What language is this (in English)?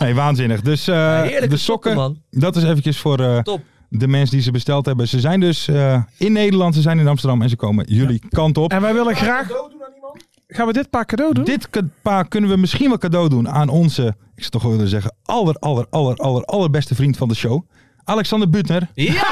Dutch